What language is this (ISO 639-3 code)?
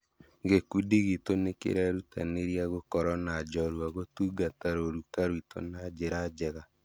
kik